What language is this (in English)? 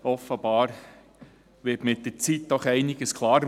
Swiss German